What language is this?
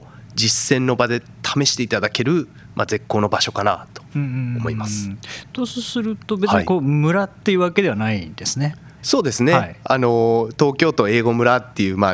Japanese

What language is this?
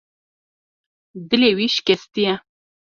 Kurdish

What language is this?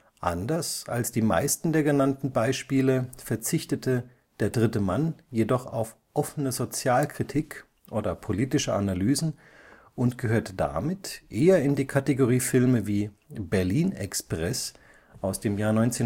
German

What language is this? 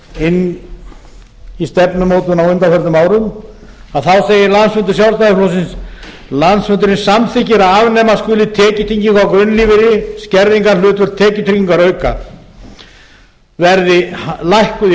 Icelandic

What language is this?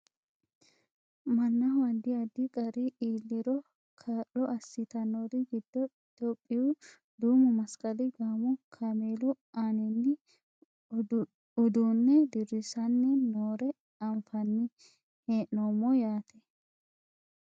Sidamo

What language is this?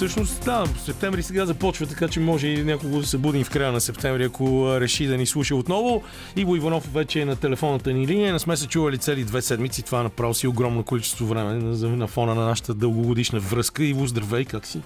Bulgarian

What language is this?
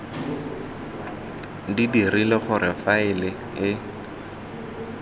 Tswana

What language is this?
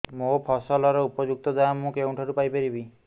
Odia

